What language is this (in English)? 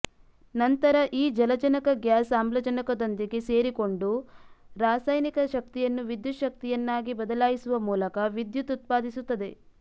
Kannada